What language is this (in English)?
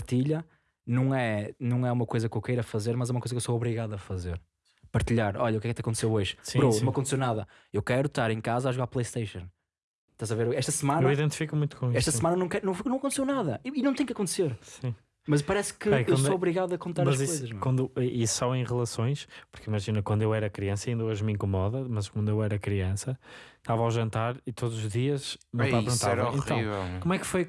Portuguese